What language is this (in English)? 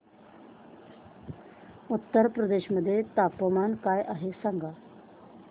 Marathi